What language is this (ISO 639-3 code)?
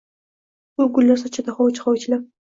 uzb